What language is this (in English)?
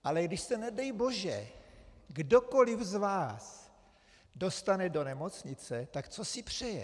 Czech